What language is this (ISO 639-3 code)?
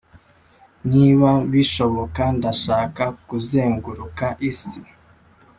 kin